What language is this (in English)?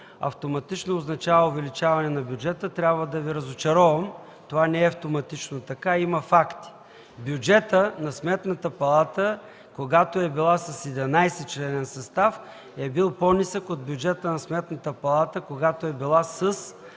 Bulgarian